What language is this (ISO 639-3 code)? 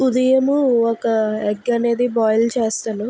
tel